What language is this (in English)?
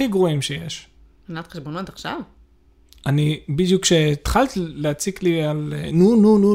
Hebrew